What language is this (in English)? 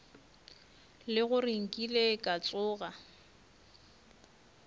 Northern Sotho